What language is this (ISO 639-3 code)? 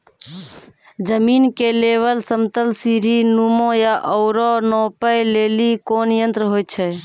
mai